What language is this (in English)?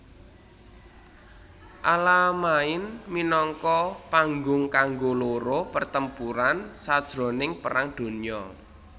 Javanese